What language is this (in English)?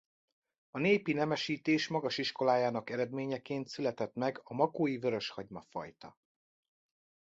Hungarian